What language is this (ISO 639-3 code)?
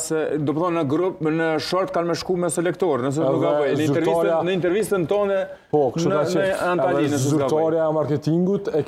ron